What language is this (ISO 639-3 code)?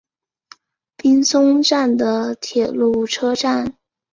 zho